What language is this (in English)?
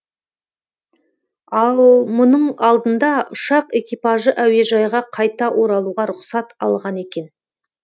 Kazakh